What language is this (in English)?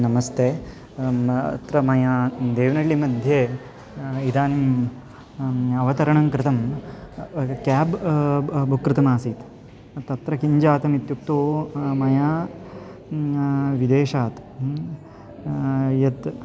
Sanskrit